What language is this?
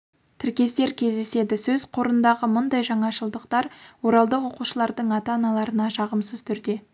Kazakh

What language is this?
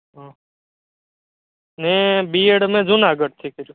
Gujarati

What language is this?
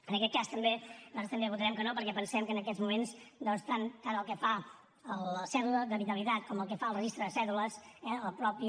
Catalan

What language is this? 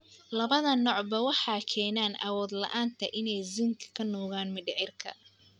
Somali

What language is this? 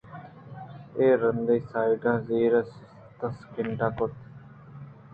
Eastern Balochi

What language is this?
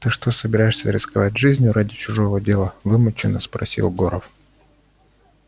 Russian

